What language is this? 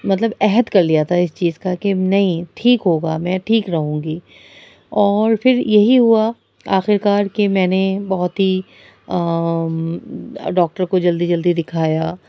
Urdu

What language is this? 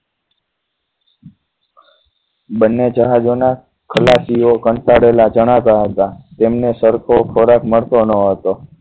Gujarati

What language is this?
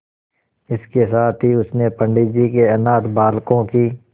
Hindi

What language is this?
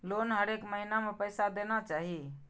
Maithili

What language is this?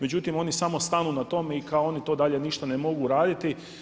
Croatian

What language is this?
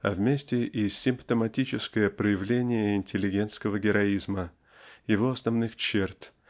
Russian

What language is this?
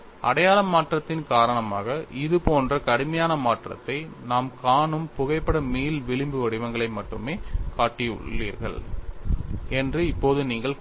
Tamil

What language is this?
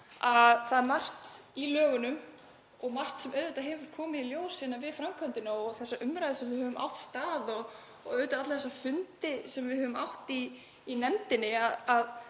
Icelandic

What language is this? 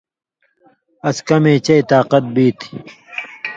Indus Kohistani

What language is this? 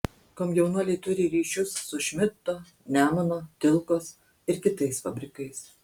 Lithuanian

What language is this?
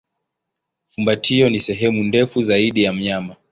Swahili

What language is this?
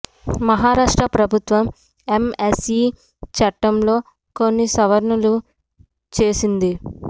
Telugu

